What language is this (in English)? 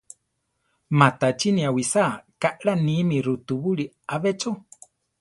Central Tarahumara